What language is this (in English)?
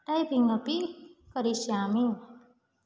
Sanskrit